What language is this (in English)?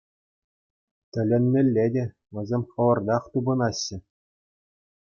Chuvash